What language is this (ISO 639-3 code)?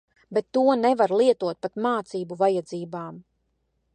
lav